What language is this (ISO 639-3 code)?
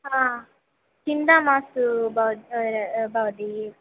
san